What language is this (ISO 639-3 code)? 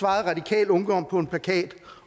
dan